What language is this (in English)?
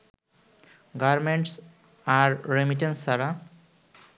Bangla